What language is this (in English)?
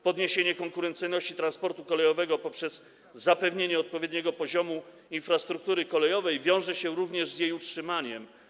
Polish